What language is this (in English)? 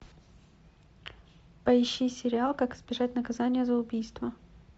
Russian